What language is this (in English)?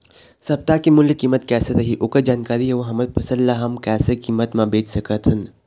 Chhattisgarhi